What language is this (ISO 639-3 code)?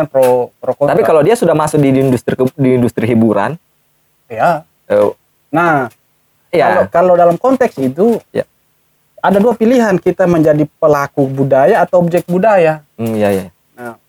ind